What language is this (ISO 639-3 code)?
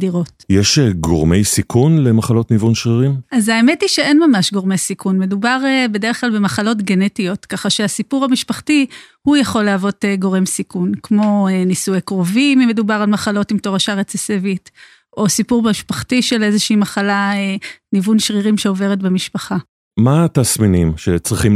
heb